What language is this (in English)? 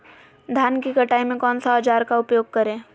Magahi